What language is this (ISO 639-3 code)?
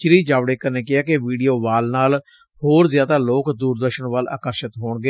pan